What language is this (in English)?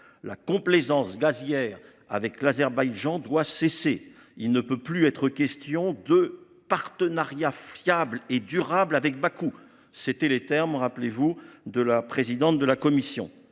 French